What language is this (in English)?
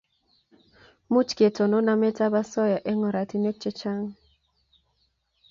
Kalenjin